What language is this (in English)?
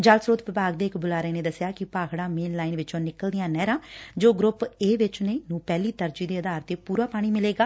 Punjabi